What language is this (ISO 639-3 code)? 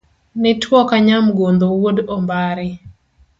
luo